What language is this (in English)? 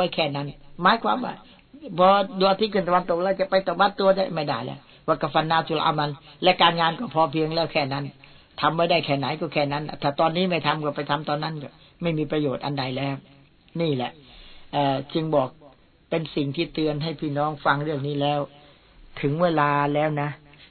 Thai